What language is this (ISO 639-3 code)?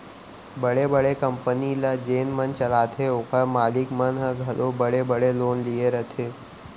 hne